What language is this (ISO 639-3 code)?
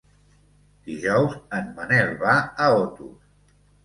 cat